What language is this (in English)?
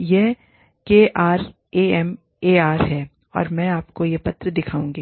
Hindi